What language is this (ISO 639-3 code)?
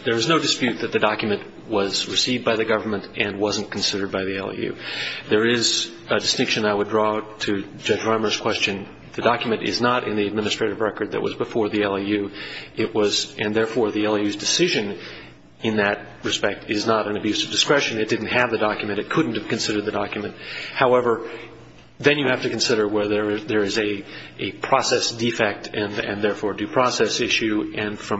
eng